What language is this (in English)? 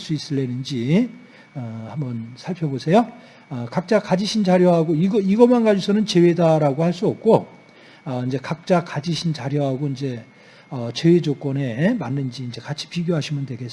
Korean